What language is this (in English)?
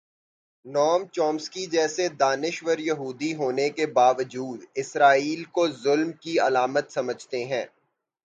Urdu